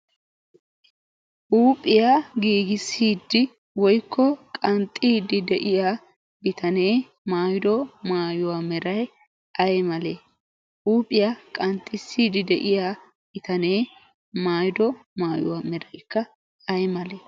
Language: Wolaytta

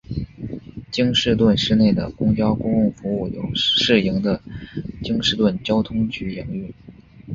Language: Chinese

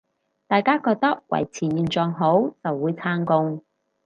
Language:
Cantonese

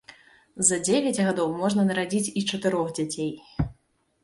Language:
Belarusian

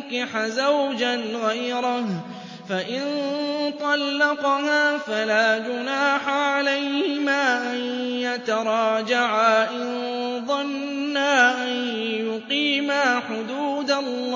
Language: Arabic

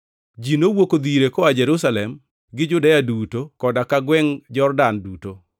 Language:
Luo (Kenya and Tanzania)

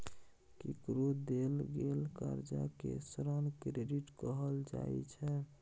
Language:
Maithili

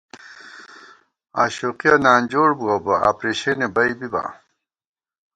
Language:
Gawar-Bati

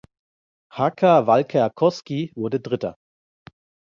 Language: German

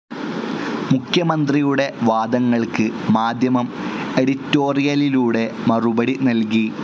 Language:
Malayalam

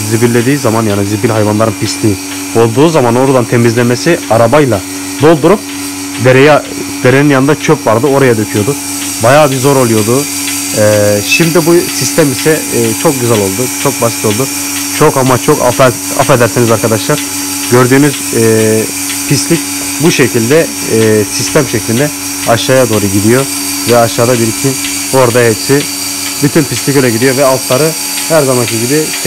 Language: Turkish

